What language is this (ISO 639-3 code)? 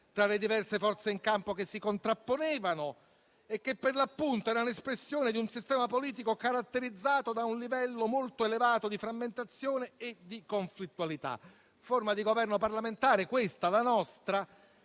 ita